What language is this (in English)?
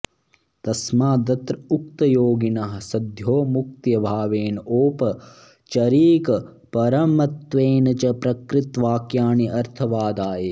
Sanskrit